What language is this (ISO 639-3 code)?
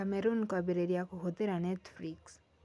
kik